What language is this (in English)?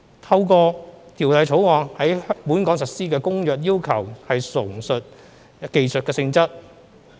Cantonese